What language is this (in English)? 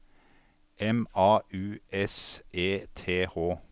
Norwegian